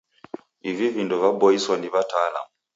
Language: Taita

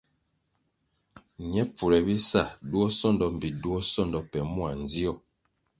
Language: Kwasio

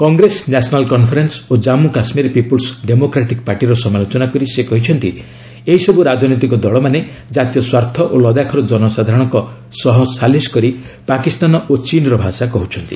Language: Odia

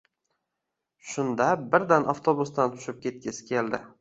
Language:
Uzbek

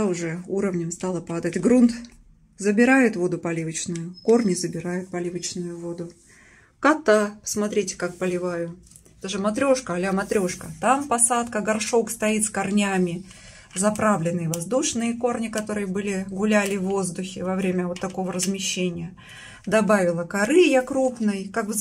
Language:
Russian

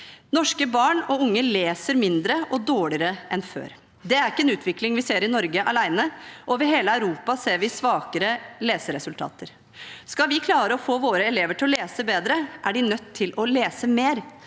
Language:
Norwegian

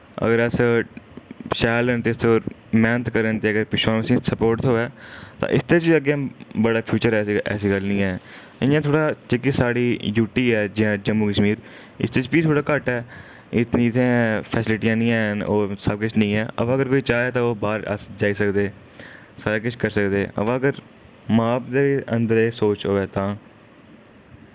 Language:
Dogri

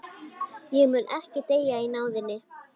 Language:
Icelandic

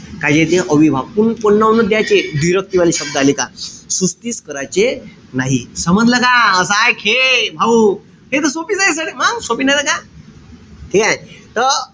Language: Marathi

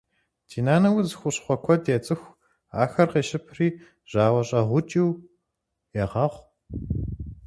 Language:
Kabardian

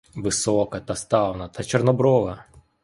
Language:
Ukrainian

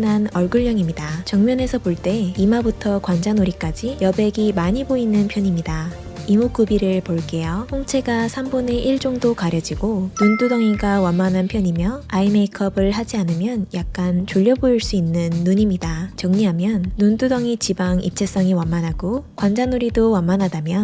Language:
Korean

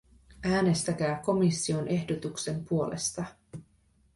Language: Finnish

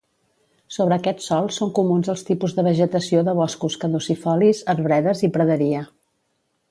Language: Catalan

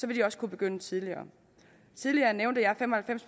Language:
Danish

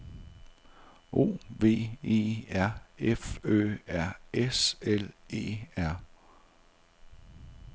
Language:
Danish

